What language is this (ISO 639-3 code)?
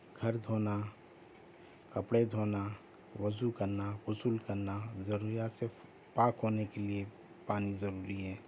urd